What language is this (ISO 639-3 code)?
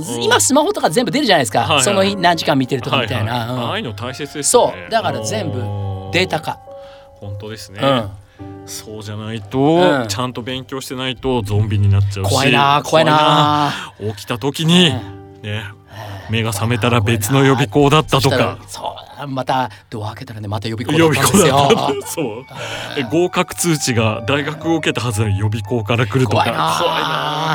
jpn